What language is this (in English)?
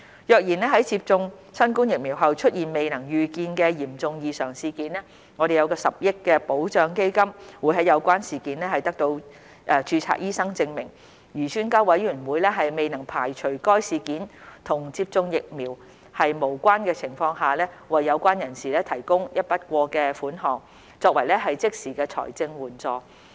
Cantonese